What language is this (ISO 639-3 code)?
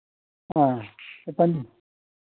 doi